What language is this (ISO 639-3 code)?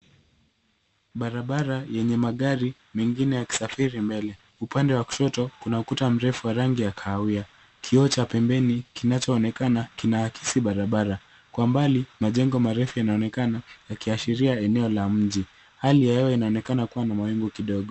swa